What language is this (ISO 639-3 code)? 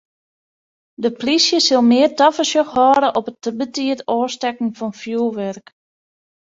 fry